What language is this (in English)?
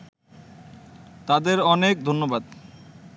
Bangla